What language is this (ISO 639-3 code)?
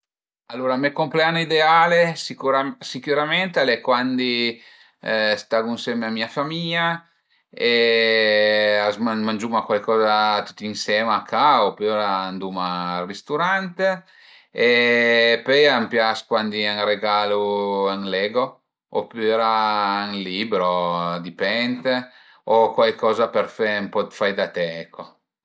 pms